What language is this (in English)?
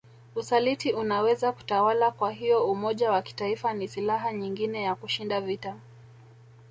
Swahili